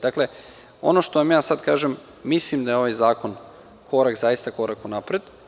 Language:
Serbian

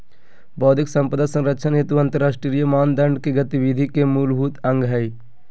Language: Magahi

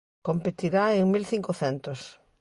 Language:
Galician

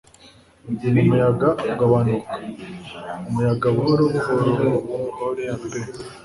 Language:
Kinyarwanda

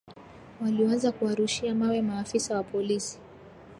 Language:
Swahili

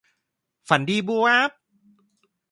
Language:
Thai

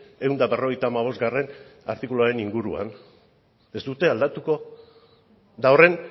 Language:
Basque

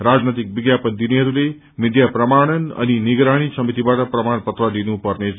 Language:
Nepali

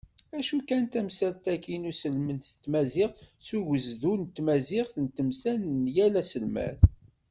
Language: Kabyle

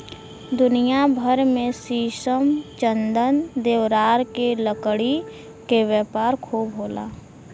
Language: Bhojpuri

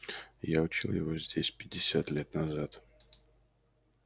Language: Russian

